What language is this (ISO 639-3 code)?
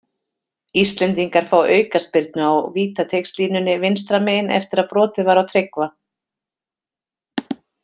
isl